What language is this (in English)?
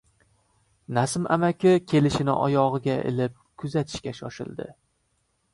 Uzbek